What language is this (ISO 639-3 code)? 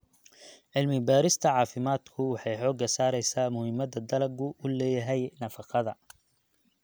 som